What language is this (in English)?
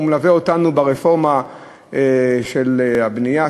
Hebrew